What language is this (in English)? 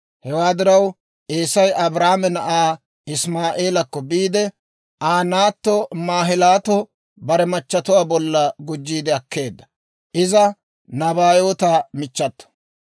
Dawro